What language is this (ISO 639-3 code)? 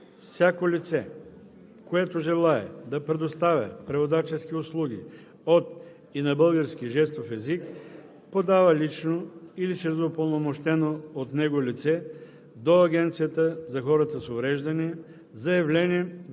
bul